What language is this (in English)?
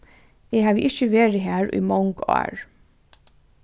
Faroese